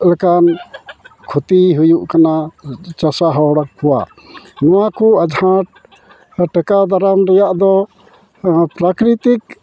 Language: Santali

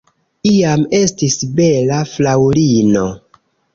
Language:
Esperanto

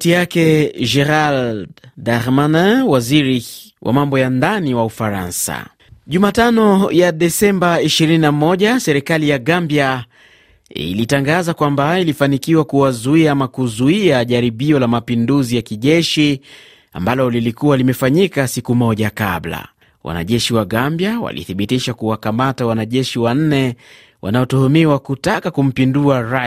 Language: Swahili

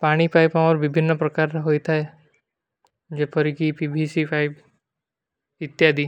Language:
Kui (India)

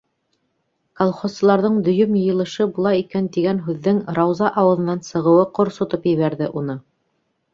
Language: Bashkir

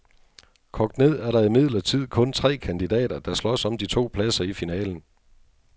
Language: Danish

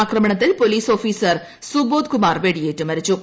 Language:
Malayalam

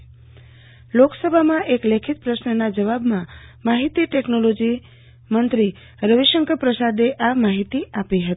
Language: Gujarati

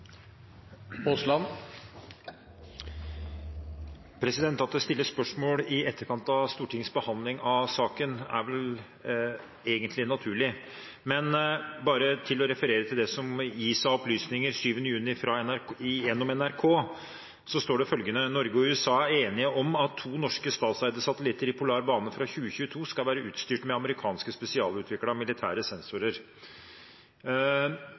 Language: Norwegian Bokmål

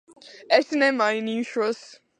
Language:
Latvian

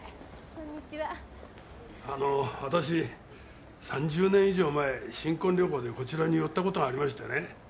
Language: Japanese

